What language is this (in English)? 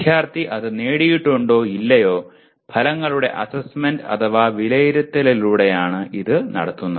Malayalam